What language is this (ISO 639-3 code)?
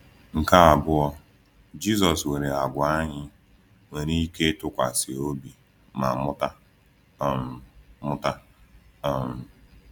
ibo